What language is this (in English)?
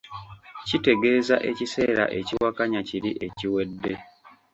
Ganda